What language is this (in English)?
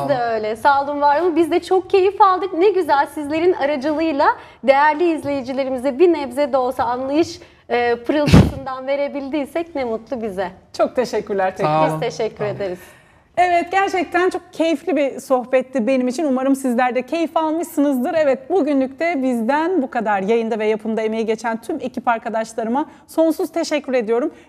Turkish